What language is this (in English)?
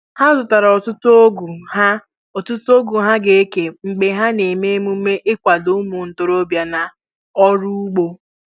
Igbo